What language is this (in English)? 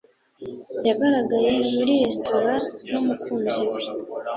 Kinyarwanda